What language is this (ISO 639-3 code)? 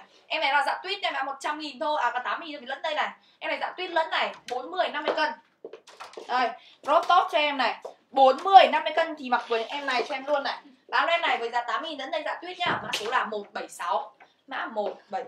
vie